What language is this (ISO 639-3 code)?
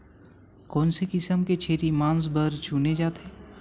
hne